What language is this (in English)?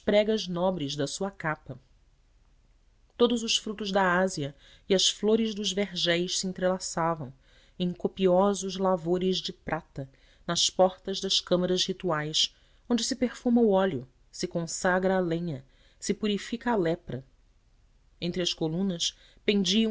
Portuguese